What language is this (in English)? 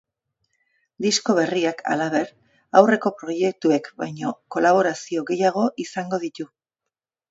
Basque